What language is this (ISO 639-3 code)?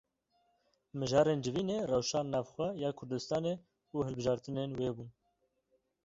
kur